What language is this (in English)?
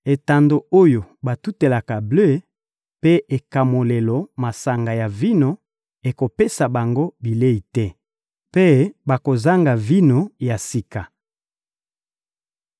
Lingala